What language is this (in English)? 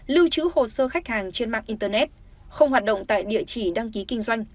Vietnamese